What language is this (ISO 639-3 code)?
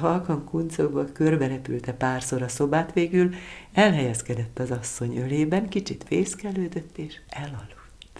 hun